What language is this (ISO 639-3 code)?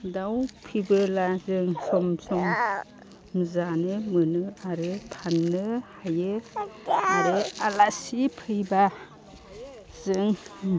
brx